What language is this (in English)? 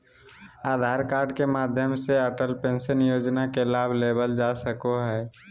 Magahi